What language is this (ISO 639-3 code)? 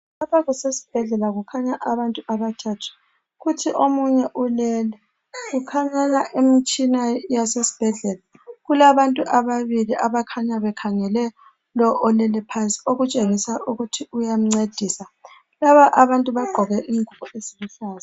nde